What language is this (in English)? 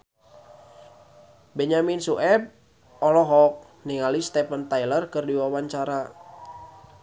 Sundanese